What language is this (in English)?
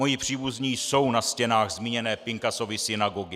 Czech